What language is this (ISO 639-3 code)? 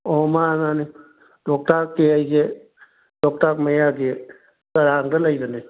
mni